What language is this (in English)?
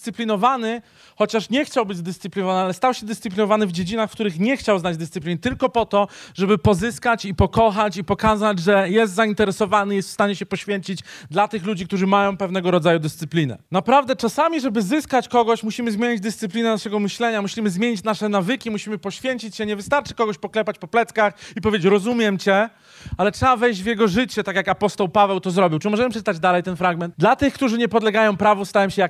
Polish